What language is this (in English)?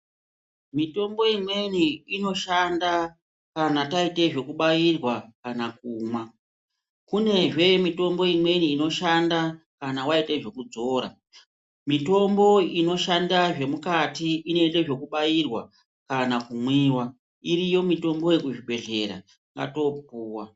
Ndau